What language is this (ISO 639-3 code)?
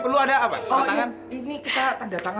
ind